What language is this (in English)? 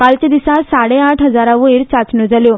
Konkani